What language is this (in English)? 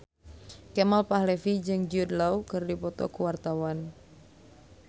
Sundanese